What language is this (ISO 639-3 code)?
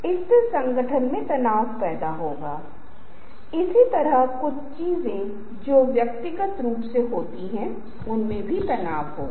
hin